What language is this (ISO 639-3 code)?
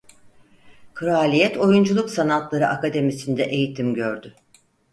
tur